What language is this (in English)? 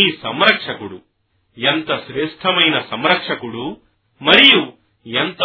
Telugu